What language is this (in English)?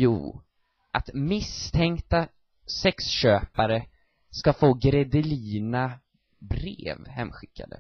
Swedish